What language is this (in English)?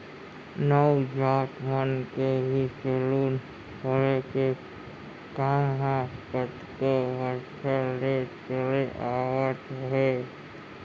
Chhattisgarhi